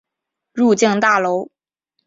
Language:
Chinese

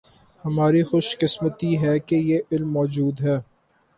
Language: Urdu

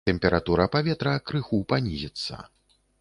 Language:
Belarusian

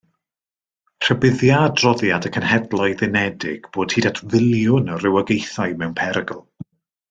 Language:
Welsh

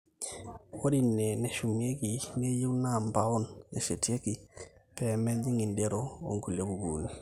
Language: Masai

